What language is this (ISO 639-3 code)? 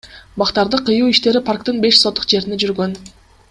kir